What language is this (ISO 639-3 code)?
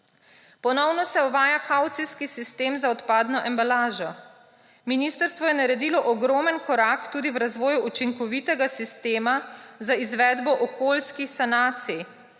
slv